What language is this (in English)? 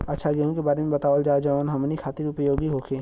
Bhojpuri